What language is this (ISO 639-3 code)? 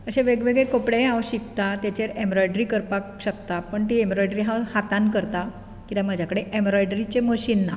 kok